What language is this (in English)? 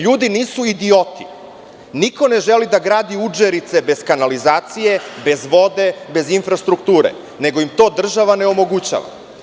Serbian